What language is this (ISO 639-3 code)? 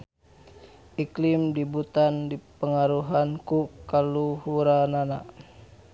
sun